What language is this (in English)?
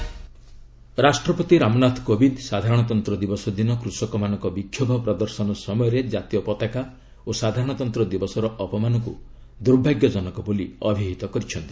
Odia